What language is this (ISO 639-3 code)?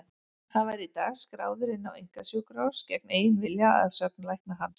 isl